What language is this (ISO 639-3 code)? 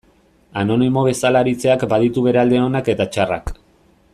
eus